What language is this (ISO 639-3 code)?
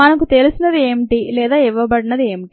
tel